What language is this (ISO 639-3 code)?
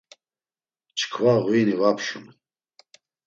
lzz